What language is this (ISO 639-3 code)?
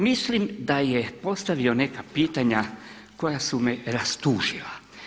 hrv